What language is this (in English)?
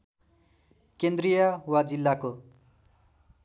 Nepali